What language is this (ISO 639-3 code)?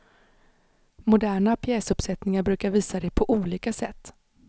swe